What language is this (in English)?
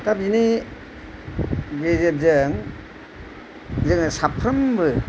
Bodo